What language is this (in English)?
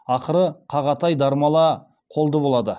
Kazakh